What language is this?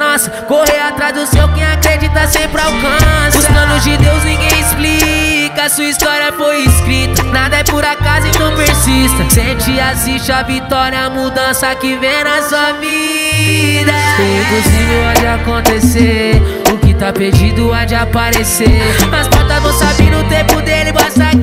Romanian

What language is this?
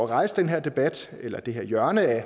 Danish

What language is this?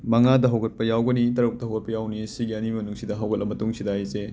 Manipuri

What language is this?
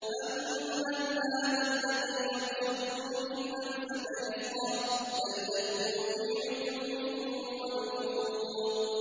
Arabic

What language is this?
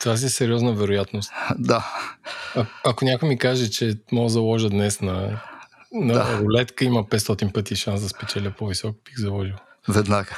Bulgarian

